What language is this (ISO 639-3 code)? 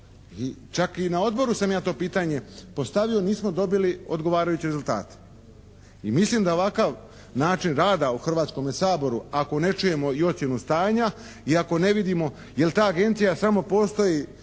hrv